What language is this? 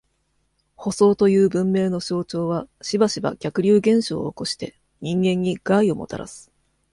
Japanese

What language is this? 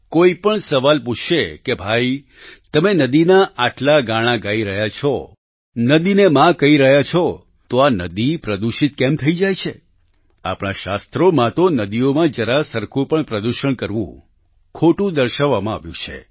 Gujarati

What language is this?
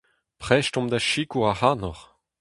Breton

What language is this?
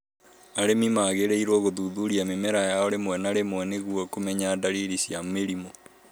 Kikuyu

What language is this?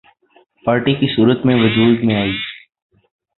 Urdu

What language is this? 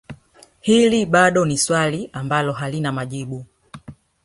Swahili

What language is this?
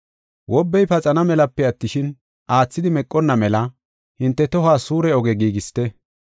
Gofa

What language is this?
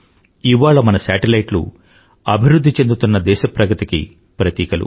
Telugu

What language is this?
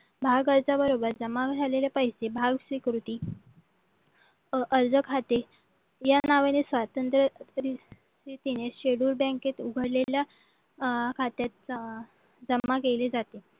Marathi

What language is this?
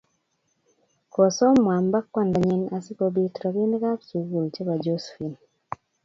Kalenjin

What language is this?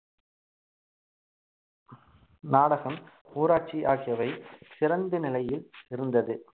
Tamil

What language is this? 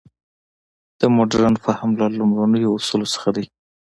Pashto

